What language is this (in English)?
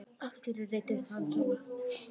Icelandic